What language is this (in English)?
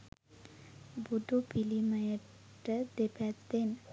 Sinhala